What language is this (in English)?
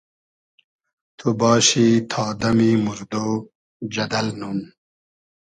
Hazaragi